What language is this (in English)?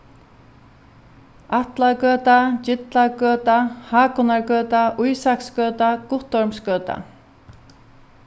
Faroese